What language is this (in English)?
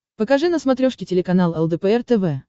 Russian